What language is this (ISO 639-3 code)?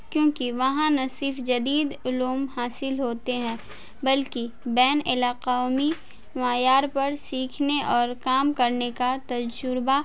urd